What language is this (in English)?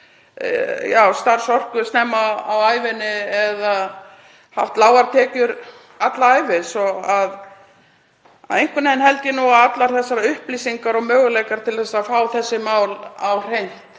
Icelandic